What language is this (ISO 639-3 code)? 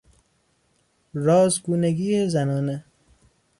fas